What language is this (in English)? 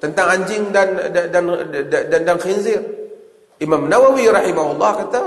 Malay